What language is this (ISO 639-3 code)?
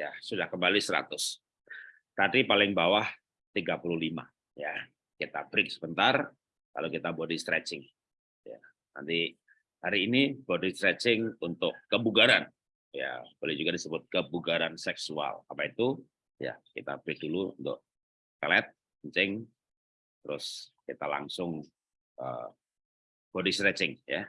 ind